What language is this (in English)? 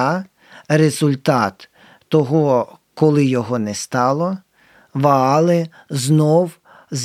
Ukrainian